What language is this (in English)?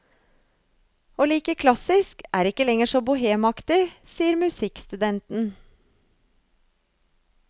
Norwegian